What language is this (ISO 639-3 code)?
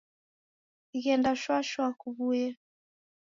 dav